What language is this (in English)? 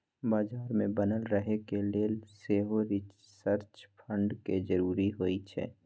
Magahi